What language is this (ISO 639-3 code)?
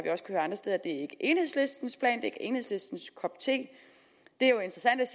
dan